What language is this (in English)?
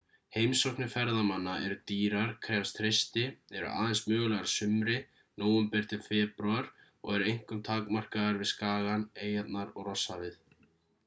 Icelandic